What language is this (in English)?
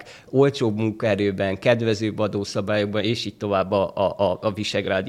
Hungarian